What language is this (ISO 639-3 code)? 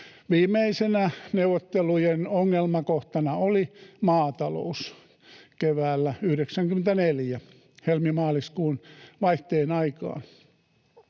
fin